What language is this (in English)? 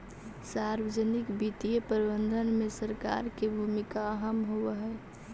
Magahi